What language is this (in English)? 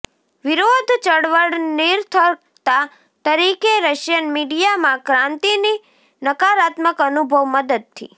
Gujarati